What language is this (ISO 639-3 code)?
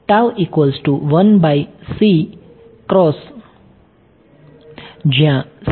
guj